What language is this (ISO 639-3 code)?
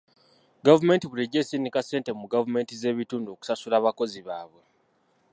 lug